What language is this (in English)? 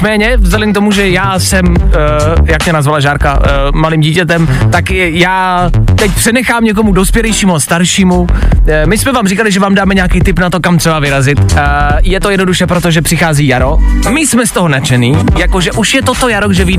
Czech